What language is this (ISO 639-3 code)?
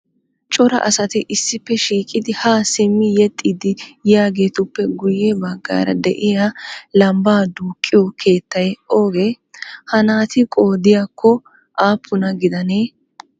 wal